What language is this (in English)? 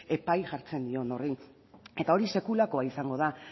Basque